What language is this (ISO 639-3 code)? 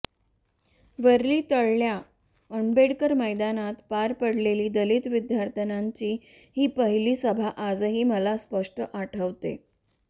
mar